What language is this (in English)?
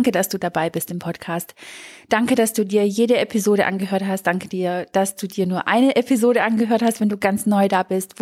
German